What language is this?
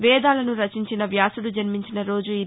Telugu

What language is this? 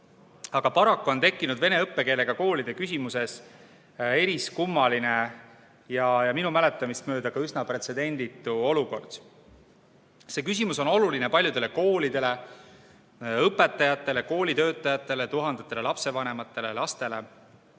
Estonian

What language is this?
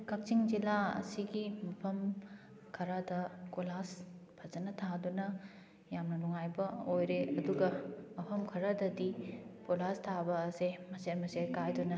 Manipuri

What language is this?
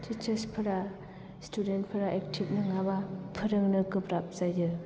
Bodo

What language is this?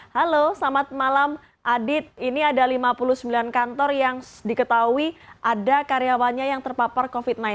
Indonesian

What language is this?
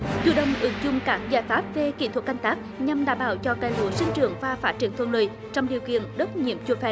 Vietnamese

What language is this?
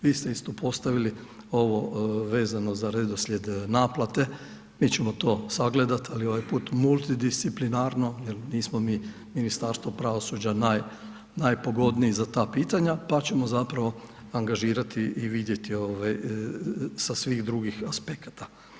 Croatian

